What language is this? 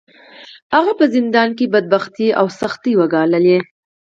Pashto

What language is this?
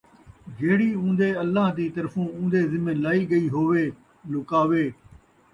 Saraiki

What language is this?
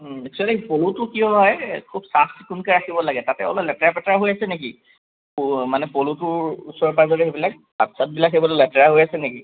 Assamese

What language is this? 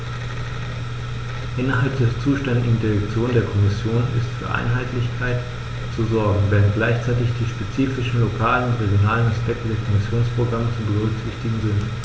German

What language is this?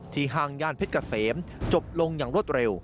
Thai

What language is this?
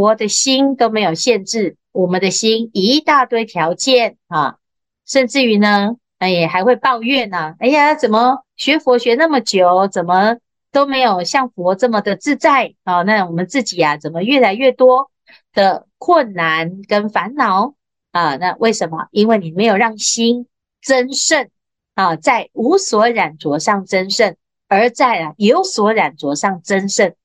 Chinese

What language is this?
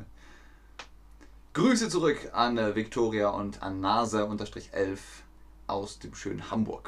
German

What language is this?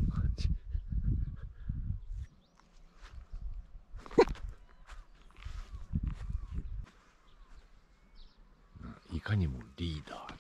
Japanese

